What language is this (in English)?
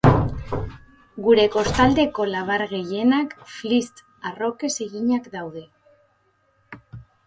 Basque